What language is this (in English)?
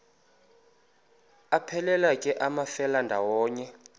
Xhosa